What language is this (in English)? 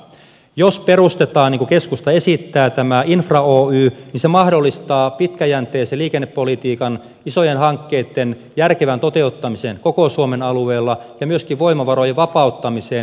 Finnish